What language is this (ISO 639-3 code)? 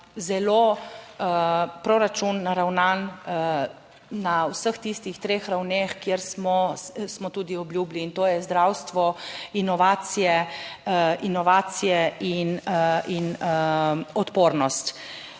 slv